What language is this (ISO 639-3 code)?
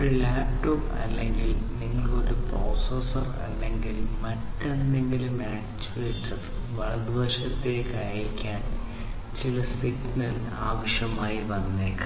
mal